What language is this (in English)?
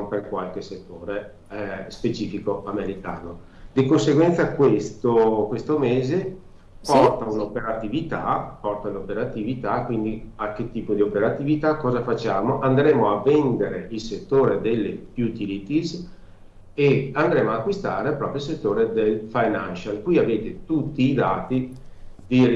Italian